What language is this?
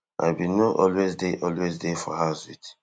Nigerian Pidgin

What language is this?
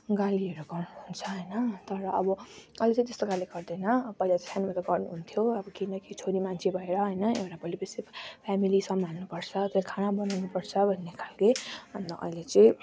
Nepali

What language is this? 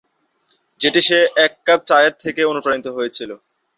Bangla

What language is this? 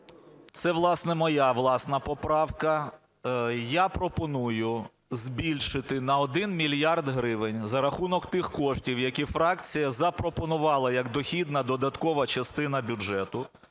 Ukrainian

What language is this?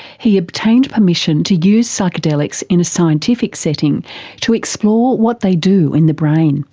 English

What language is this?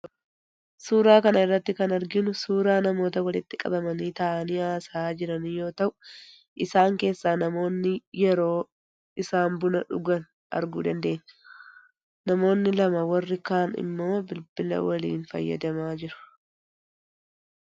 Oromo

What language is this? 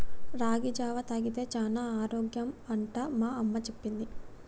Telugu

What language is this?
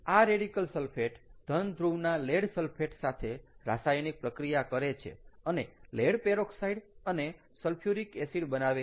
Gujarati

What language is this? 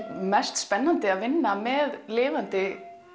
Icelandic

